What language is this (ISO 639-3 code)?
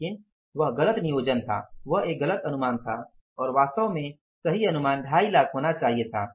hin